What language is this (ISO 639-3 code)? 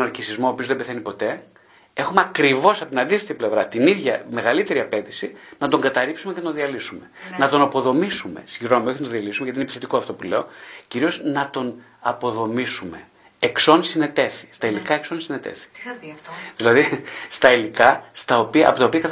ell